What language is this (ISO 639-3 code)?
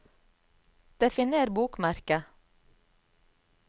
nor